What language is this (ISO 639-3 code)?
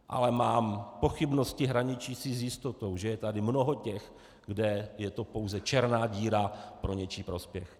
ces